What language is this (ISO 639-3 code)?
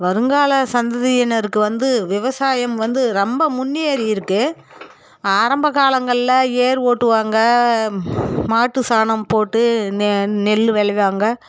tam